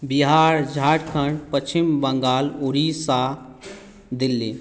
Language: Maithili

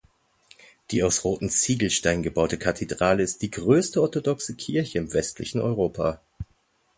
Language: German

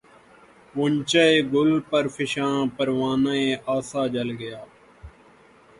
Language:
Urdu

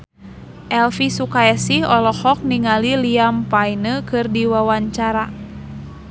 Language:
Sundanese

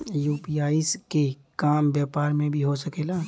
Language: Bhojpuri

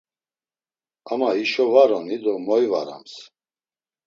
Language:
Laz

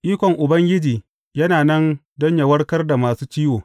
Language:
Hausa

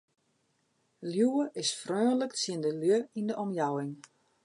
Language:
Western Frisian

